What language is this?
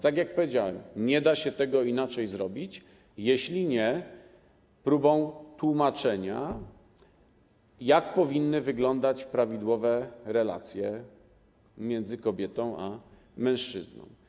Polish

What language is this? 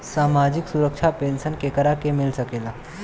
Bhojpuri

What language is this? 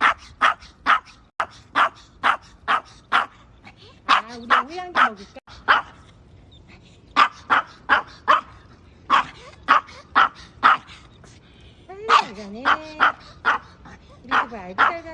English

